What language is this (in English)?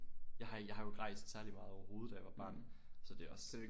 Danish